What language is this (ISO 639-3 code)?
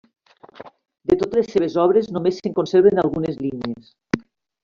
cat